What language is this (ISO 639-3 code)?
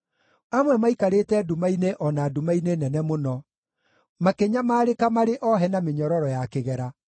kik